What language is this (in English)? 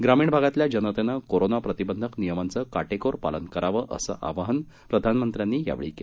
Marathi